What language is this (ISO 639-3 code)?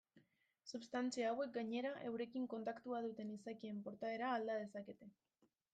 eus